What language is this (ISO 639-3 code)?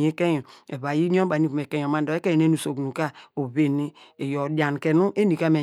deg